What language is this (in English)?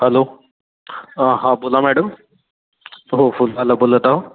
Marathi